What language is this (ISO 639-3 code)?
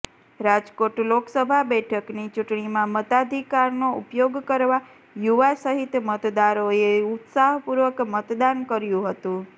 guj